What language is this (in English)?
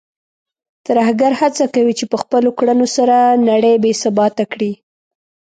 Pashto